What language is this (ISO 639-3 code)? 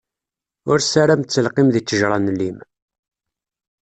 kab